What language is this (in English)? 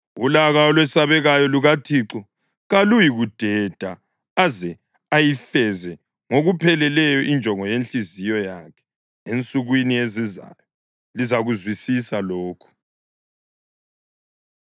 North Ndebele